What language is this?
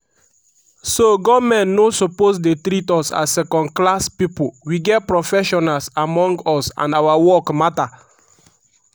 Nigerian Pidgin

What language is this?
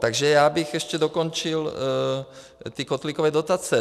Czech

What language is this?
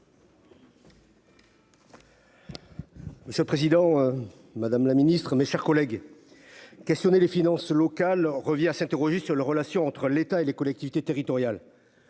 French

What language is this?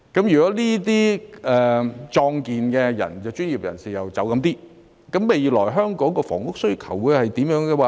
Cantonese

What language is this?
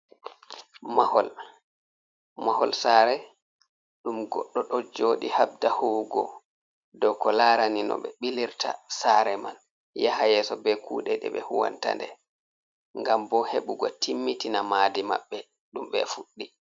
Fula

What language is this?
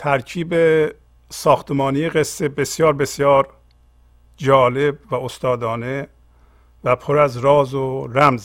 Persian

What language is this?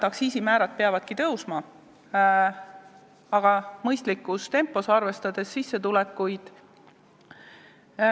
Estonian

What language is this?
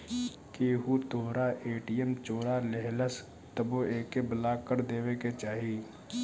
Bhojpuri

